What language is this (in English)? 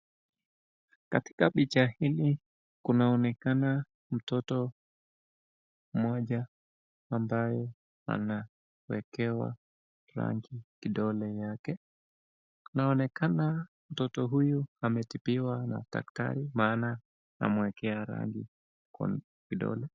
Swahili